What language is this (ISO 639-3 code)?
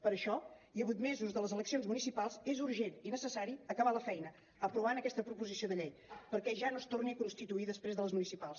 cat